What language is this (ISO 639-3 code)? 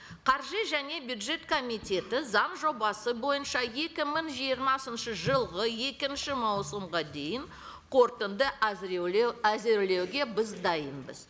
kaz